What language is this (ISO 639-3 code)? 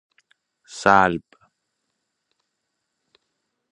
fas